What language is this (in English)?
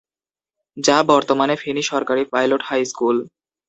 Bangla